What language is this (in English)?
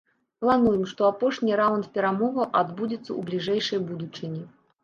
Belarusian